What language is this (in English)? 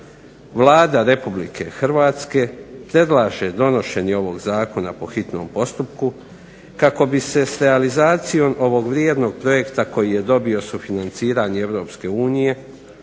Croatian